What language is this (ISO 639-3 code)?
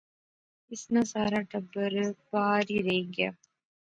phr